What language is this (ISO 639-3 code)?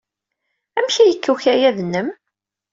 kab